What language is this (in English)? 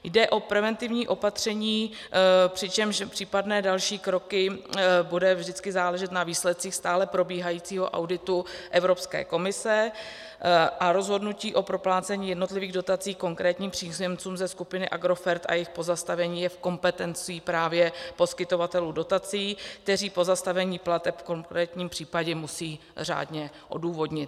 Czech